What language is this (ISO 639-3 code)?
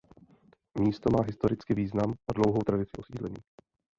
ces